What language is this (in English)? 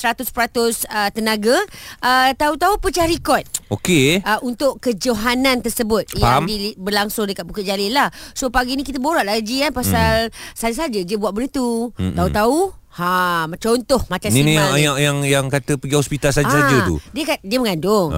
Malay